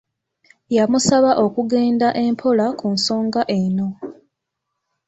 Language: Ganda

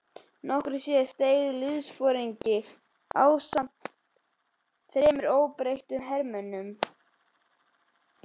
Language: Icelandic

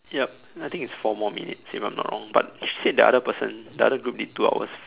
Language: English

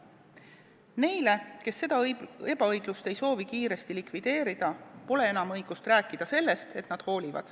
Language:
Estonian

